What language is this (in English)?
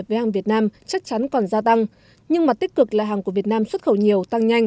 Vietnamese